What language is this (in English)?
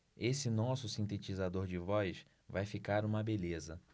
Portuguese